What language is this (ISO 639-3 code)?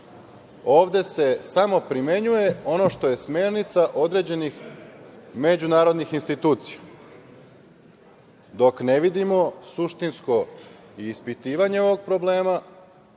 srp